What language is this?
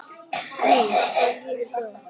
Icelandic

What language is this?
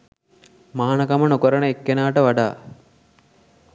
Sinhala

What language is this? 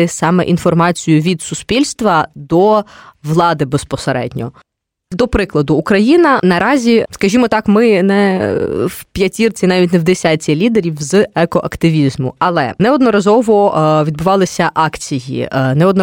Ukrainian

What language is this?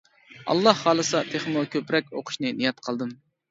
Uyghur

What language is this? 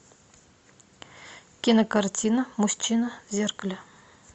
Russian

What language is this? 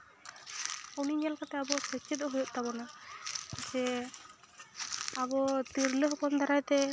Santali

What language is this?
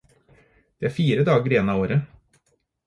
Norwegian Bokmål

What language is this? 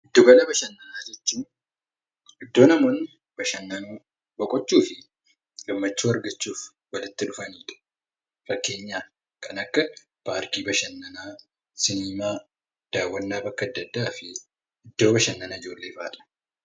Oromo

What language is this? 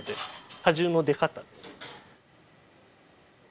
Japanese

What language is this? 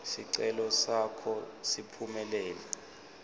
Swati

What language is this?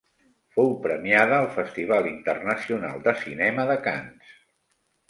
Catalan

